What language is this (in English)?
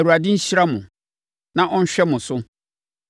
Akan